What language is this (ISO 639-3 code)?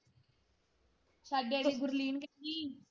pan